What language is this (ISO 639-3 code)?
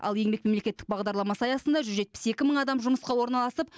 kaz